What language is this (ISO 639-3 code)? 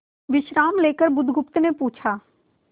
hin